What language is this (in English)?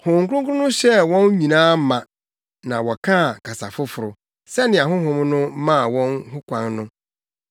Akan